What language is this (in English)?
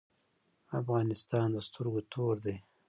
Pashto